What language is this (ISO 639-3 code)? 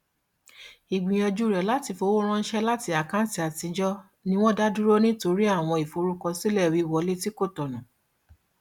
yor